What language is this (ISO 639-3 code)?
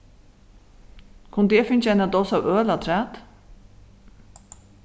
fao